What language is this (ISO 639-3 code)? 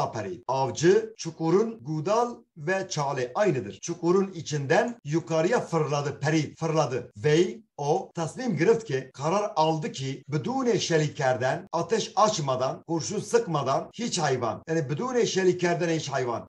tur